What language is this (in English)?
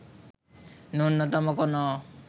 Bangla